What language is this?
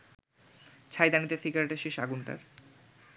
Bangla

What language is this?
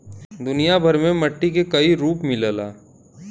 Bhojpuri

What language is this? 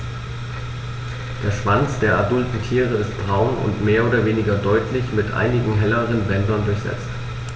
German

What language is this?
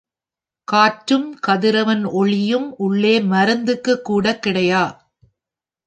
Tamil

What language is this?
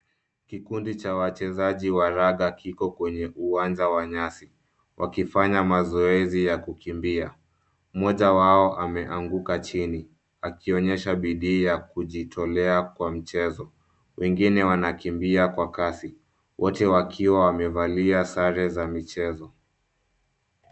Swahili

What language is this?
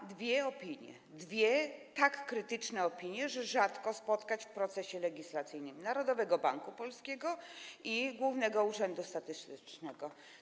Polish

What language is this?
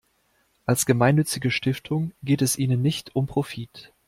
German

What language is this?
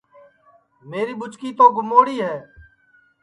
Sansi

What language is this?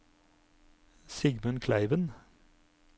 Norwegian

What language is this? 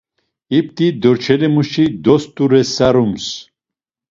Laz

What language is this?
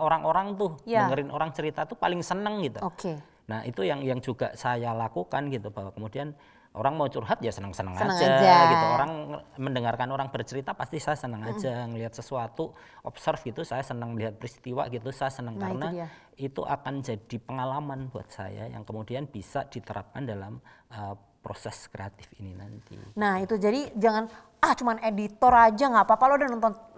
Indonesian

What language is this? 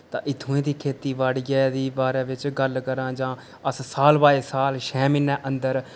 Dogri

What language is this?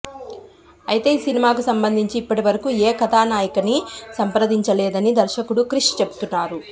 Telugu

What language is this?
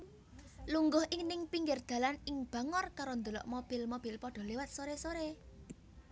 Javanese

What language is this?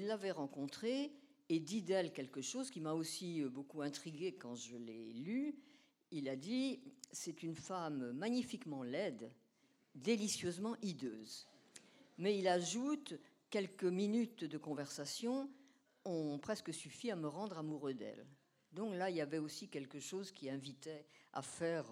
French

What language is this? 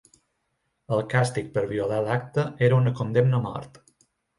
Catalan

